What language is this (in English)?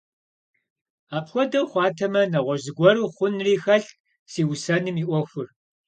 Kabardian